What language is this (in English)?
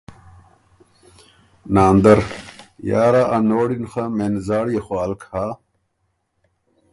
Ormuri